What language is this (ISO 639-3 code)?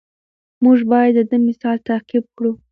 pus